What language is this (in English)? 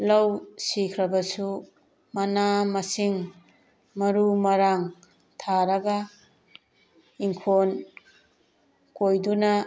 Manipuri